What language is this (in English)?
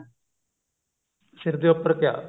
Punjabi